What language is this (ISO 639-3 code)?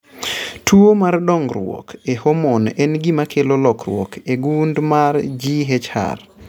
luo